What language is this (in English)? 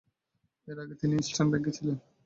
Bangla